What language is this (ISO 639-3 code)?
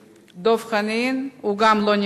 heb